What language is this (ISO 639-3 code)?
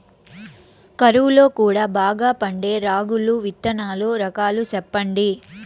tel